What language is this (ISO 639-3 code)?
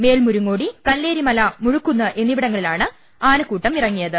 mal